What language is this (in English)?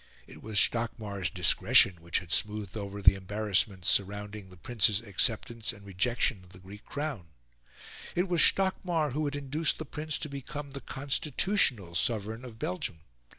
English